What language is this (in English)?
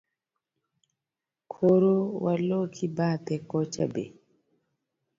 Luo (Kenya and Tanzania)